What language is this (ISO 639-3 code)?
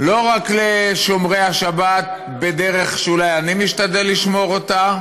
heb